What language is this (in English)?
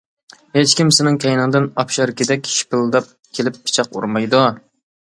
Uyghur